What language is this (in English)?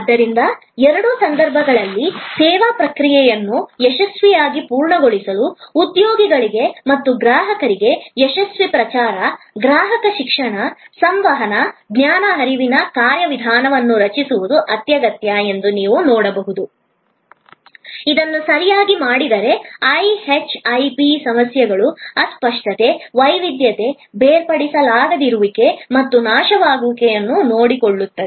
Kannada